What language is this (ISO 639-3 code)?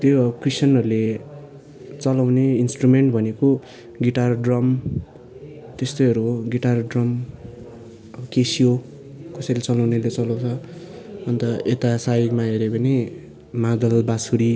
nep